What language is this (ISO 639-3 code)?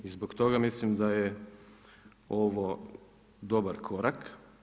hrv